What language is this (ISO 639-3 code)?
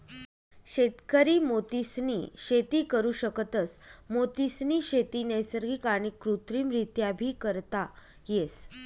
mar